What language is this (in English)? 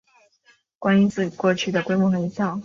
Chinese